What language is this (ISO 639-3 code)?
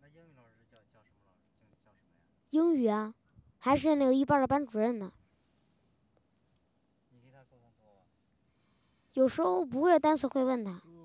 zho